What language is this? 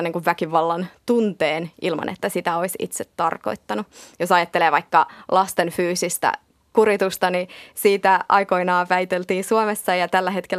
Finnish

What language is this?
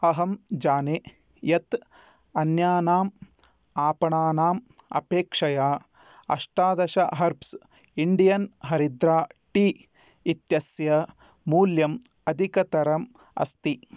Sanskrit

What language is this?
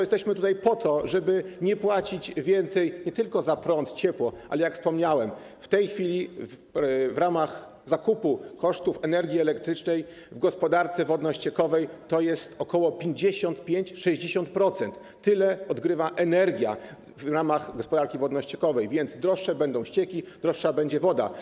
Polish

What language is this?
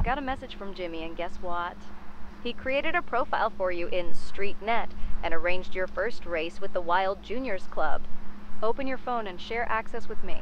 Turkish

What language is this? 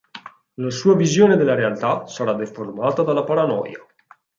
Italian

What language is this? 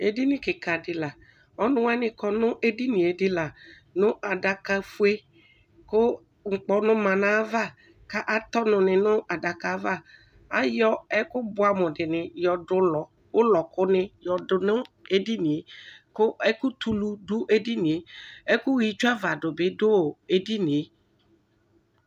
Ikposo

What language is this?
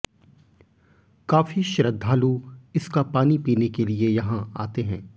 Hindi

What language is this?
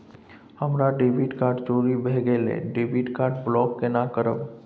Maithili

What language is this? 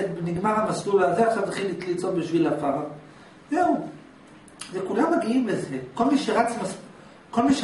Hebrew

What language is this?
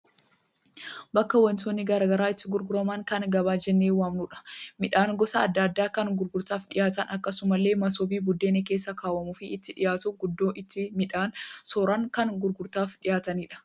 Oromo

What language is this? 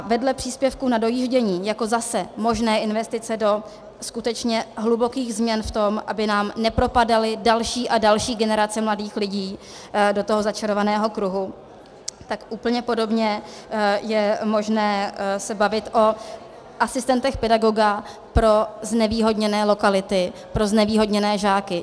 Czech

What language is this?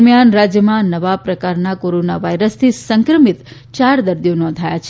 Gujarati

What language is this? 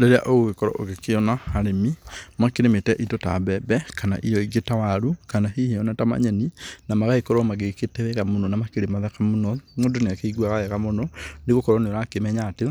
Kikuyu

